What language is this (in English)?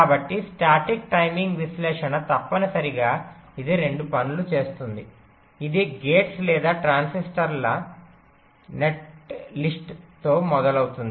Telugu